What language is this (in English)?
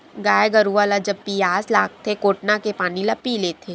Chhattisgarhi